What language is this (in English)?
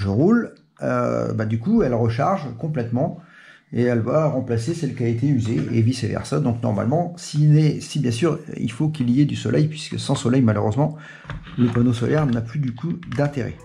French